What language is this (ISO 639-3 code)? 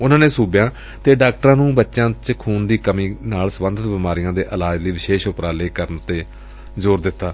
pan